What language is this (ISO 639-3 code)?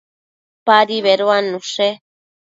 mcf